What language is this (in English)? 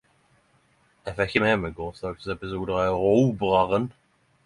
Norwegian Nynorsk